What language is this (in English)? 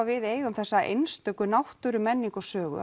Icelandic